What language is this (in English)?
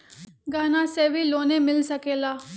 Magahi